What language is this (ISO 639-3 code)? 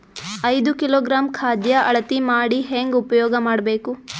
kan